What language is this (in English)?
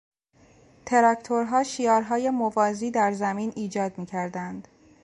Persian